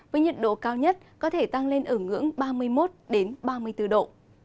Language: Vietnamese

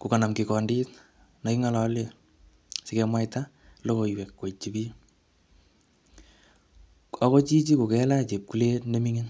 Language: Kalenjin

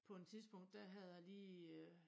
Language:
Danish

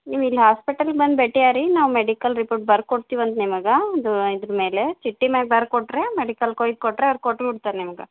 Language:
Kannada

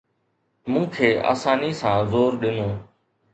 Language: Sindhi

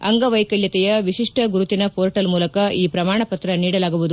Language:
Kannada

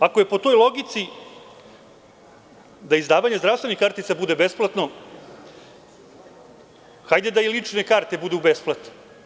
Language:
Serbian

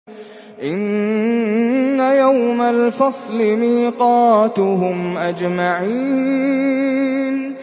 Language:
Arabic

